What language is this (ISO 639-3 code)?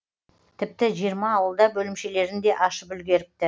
kaz